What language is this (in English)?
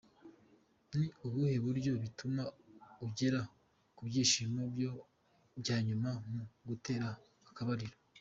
Kinyarwanda